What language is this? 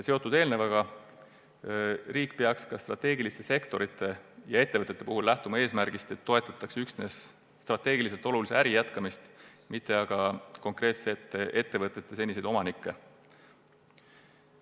Estonian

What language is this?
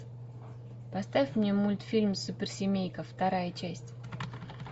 Russian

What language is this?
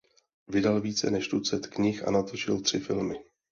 Czech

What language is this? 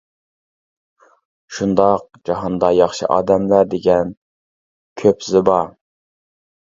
Uyghur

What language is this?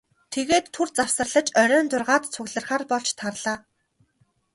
Mongolian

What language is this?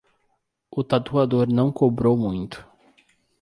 Portuguese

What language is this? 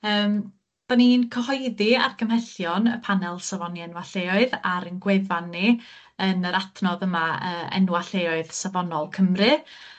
Welsh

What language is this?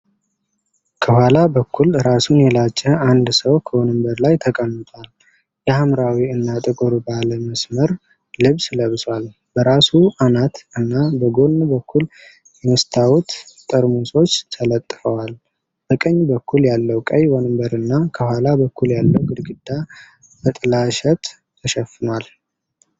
Amharic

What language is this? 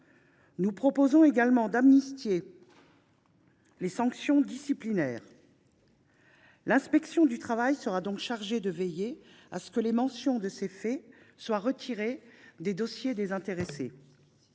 French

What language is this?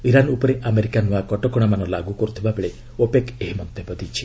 Odia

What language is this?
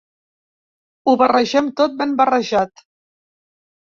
Catalan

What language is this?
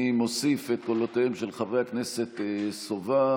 Hebrew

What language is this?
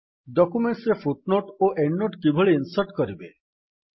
Odia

